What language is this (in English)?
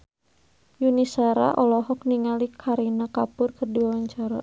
Sundanese